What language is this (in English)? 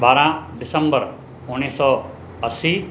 Sindhi